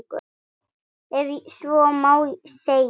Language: Icelandic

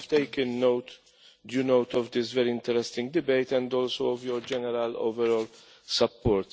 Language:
English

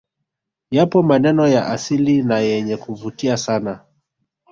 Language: Swahili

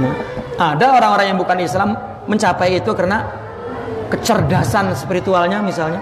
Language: Indonesian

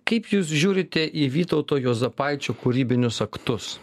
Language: Lithuanian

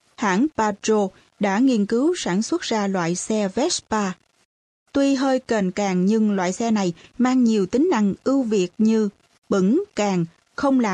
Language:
Vietnamese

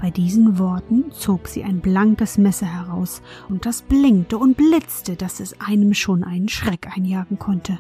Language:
German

